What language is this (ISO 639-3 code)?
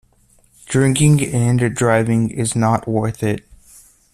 eng